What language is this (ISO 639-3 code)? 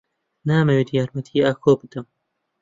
ckb